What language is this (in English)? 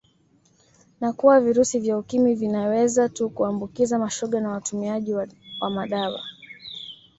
Swahili